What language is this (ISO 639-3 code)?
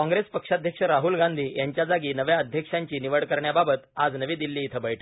mar